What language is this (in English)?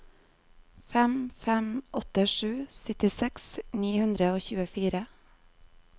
Norwegian